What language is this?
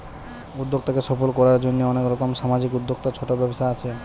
Bangla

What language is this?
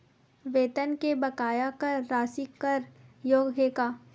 Chhattisgarhi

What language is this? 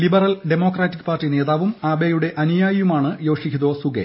Malayalam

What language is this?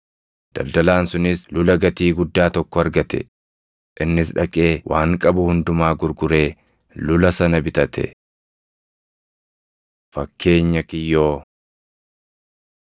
Oromo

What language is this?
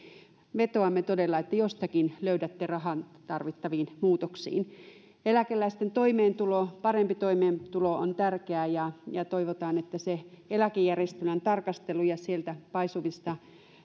Finnish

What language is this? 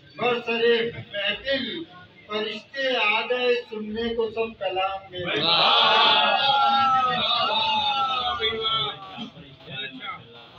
Arabic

